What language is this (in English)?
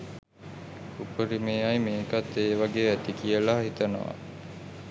Sinhala